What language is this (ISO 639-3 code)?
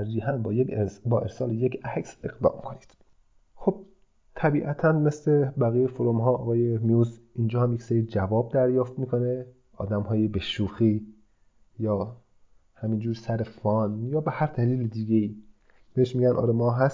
fas